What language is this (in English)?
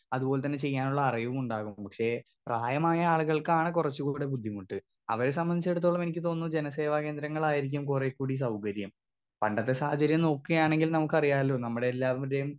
Malayalam